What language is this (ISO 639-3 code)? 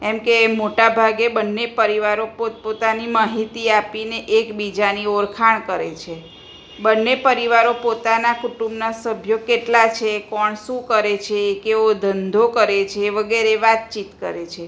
guj